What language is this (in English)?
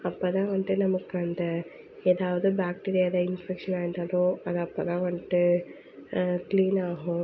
Tamil